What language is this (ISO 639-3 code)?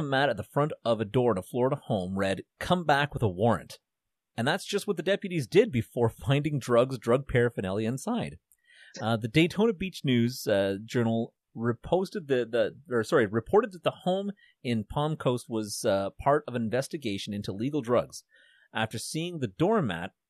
eng